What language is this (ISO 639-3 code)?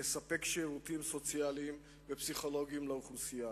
heb